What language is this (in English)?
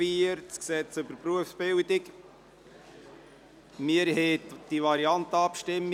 Swiss German